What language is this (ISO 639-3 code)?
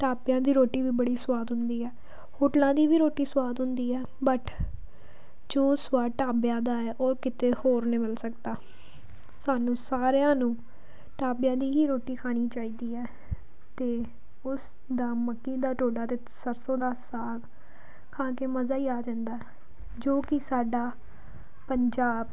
pan